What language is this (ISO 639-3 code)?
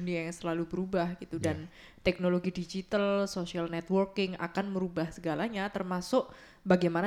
ind